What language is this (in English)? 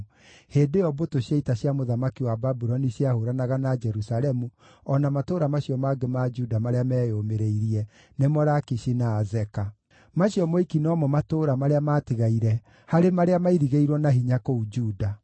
Kikuyu